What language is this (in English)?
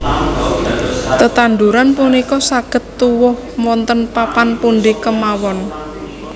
Javanese